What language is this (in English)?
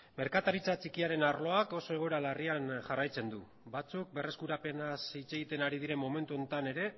Basque